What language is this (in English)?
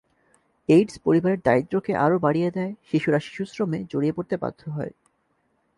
Bangla